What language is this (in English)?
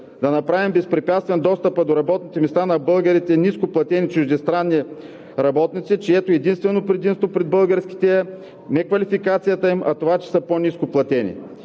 Bulgarian